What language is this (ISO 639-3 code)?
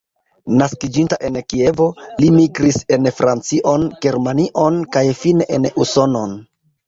epo